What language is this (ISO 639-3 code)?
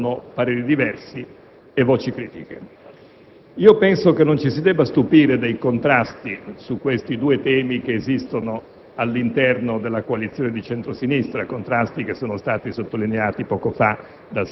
ita